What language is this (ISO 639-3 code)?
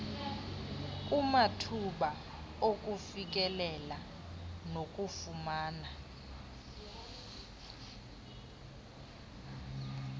xho